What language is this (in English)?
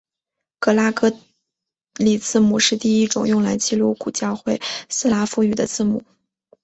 Chinese